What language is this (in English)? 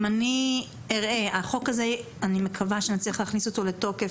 Hebrew